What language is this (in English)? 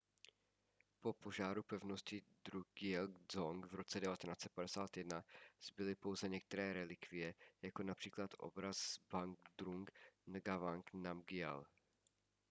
Czech